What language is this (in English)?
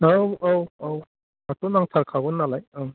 Bodo